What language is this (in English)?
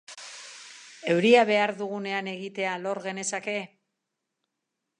Basque